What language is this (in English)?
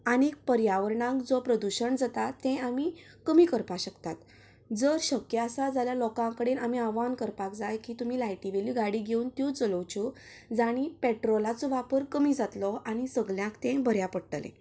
Konkani